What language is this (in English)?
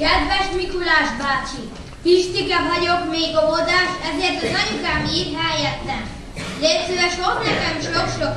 Hungarian